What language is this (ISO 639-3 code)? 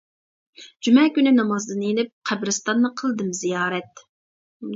uig